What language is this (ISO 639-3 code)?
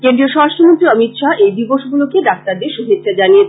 ben